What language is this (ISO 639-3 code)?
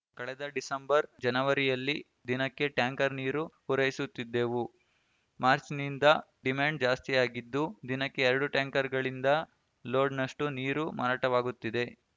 kan